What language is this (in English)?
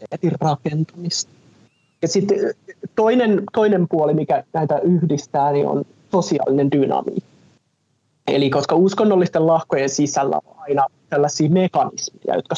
Finnish